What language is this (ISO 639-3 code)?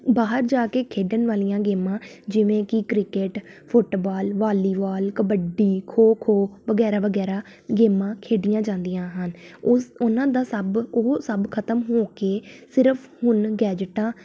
pan